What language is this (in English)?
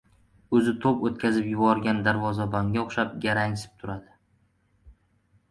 Uzbek